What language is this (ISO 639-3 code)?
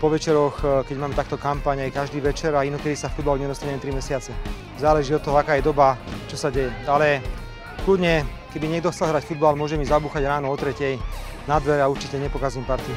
slk